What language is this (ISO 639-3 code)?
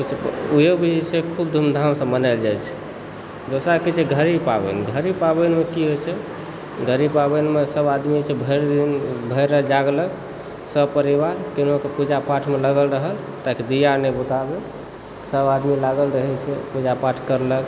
mai